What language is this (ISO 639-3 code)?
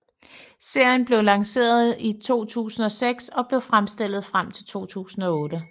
dan